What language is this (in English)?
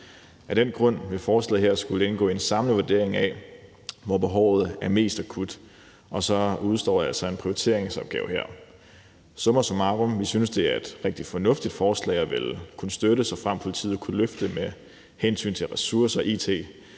Danish